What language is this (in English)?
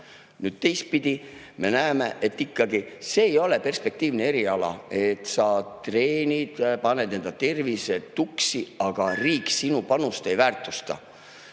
Estonian